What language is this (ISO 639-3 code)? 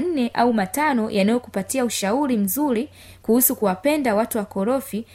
swa